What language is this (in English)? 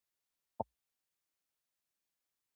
Japanese